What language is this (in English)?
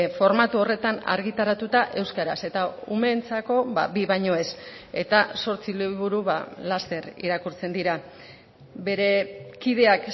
Basque